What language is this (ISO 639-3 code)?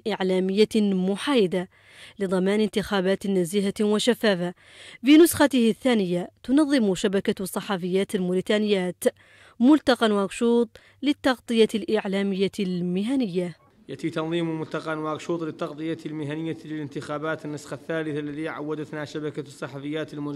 ara